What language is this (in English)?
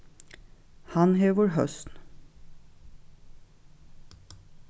Faroese